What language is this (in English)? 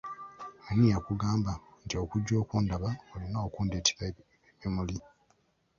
Ganda